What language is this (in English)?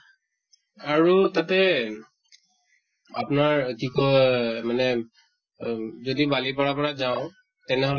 Assamese